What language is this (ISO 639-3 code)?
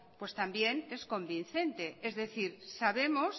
spa